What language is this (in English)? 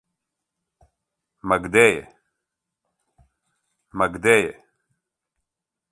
Serbian